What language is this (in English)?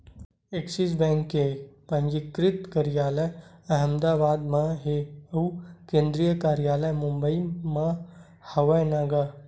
Chhattisgarhi